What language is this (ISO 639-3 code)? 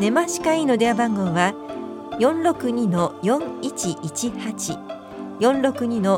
jpn